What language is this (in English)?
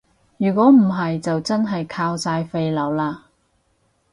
Cantonese